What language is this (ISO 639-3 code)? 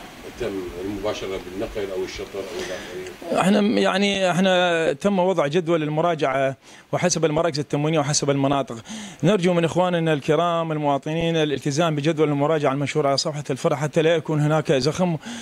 ara